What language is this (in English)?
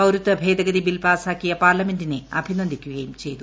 Malayalam